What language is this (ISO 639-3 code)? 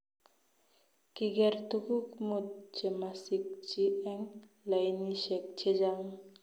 kln